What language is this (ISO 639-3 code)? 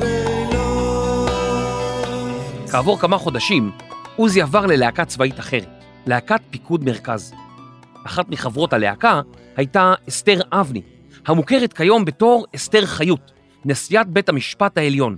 heb